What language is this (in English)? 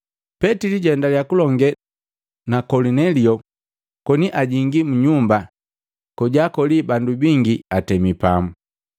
Matengo